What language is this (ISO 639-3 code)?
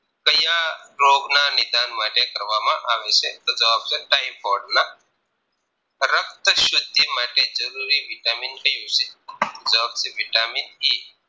guj